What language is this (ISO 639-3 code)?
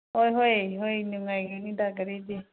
mni